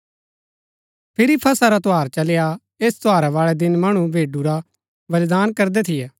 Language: Gaddi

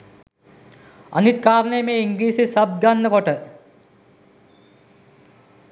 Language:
Sinhala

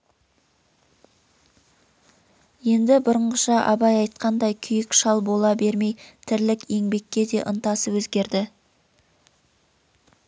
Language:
Kazakh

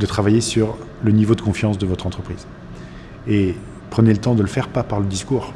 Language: French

